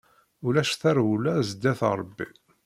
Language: Kabyle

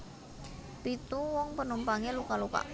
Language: Javanese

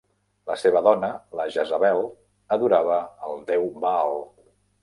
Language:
Catalan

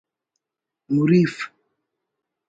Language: Brahui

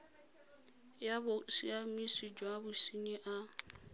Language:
Tswana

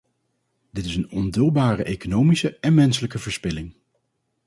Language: Dutch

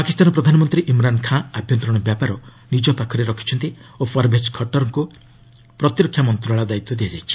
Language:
Odia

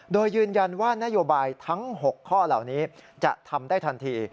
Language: Thai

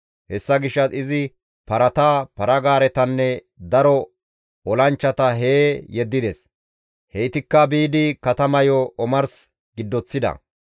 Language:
Gamo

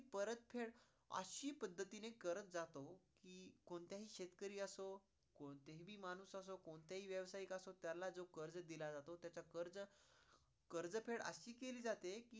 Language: Marathi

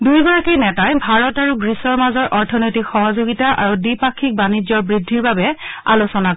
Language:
Assamese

